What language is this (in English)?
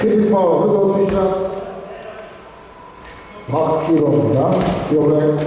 Korean